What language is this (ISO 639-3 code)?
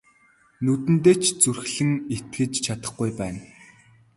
mon